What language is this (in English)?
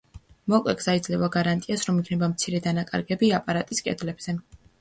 Georgian